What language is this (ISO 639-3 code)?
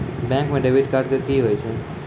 mai